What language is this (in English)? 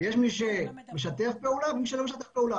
Hebrew